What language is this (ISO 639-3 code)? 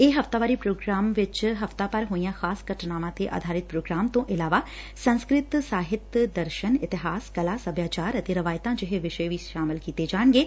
pan